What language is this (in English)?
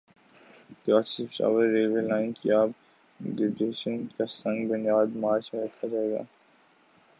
Urdu